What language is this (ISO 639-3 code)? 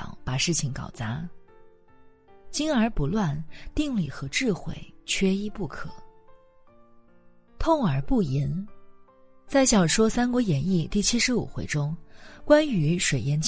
zho